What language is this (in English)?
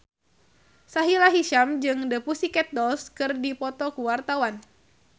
Sundanese